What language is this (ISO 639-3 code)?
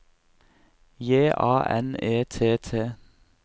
nor